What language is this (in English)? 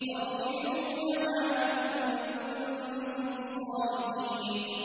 Arabic